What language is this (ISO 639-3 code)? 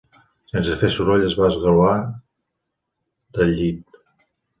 cat